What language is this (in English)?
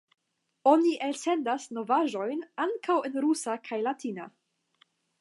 Esperanto